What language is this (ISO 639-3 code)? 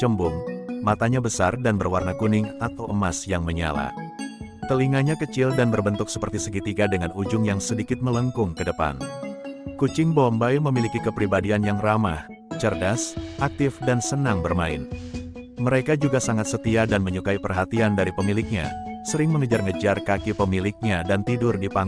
ind